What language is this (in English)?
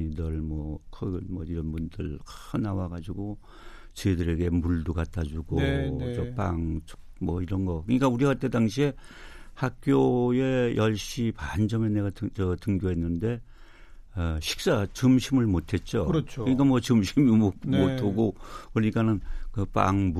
Korean